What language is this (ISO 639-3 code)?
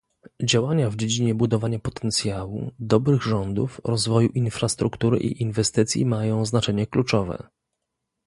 pol